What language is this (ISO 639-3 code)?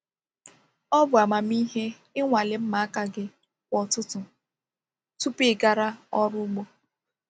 ibo